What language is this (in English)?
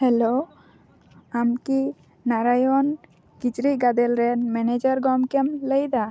Santali